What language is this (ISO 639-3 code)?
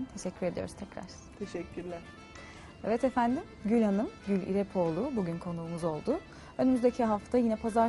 tur